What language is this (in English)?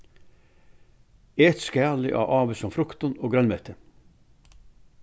Faroese